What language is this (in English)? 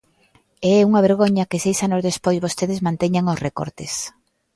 Galician